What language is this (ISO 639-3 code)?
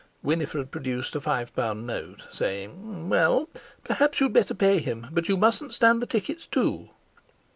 eng